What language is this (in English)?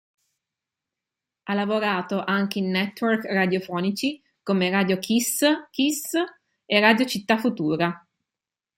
Italian